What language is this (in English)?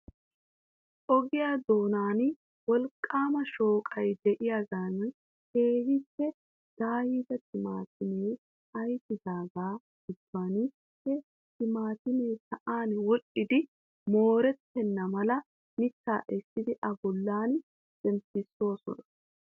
Wolaytta